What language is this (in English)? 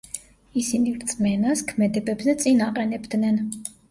Georgian